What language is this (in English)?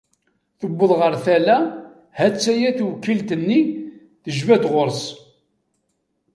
Kabyle